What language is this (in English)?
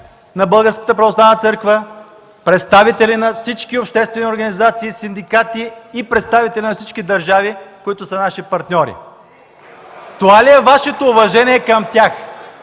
Bulgarian